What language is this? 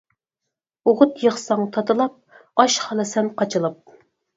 Uyghur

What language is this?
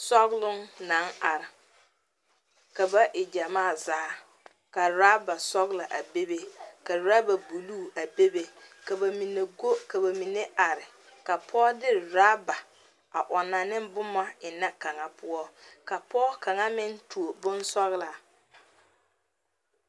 Southern Dagaare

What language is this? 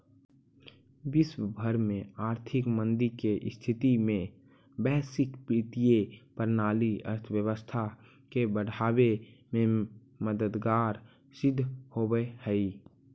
Magahi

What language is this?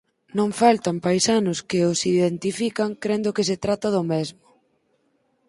Galician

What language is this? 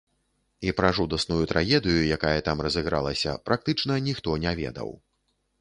Belarusian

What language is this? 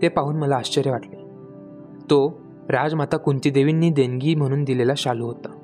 Marathi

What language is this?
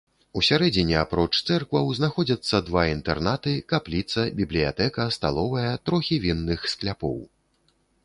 Belarusian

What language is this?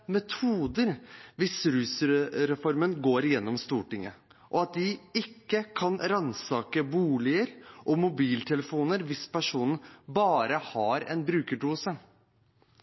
Norwegian Bokmål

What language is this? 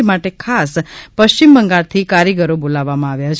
Gujarati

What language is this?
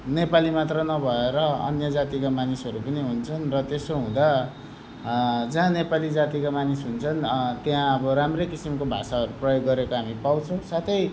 Nepali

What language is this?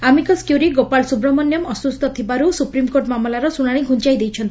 Odia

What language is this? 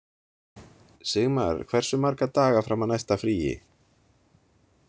Icelandic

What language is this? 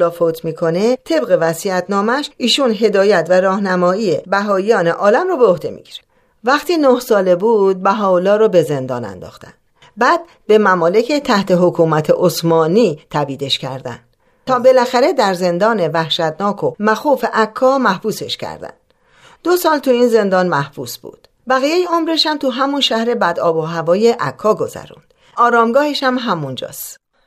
Persian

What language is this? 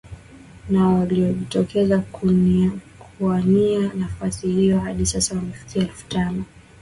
Swahili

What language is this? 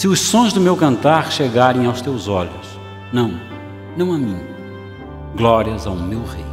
Portuguese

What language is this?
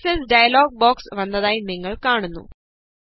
Malayalam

